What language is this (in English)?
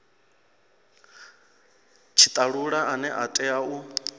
Venda